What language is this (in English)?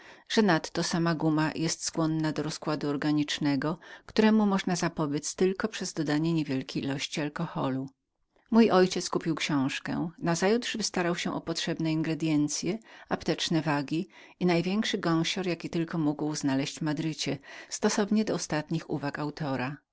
Polish